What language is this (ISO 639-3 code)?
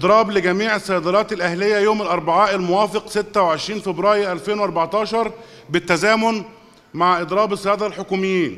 ara